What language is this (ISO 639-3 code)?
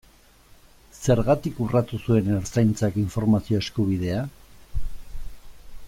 eus